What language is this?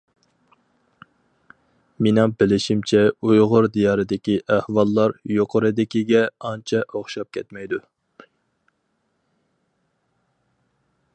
Uyghur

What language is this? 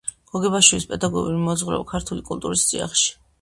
Georgian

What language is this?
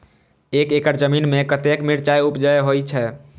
Maithili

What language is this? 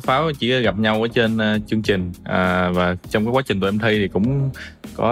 Vietnamese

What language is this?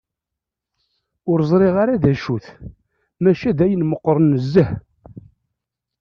Kabyle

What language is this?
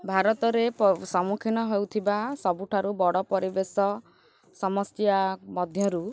Odia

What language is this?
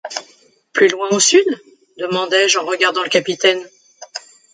French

